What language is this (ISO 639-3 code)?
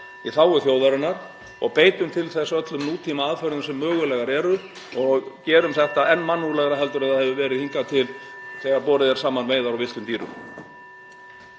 isl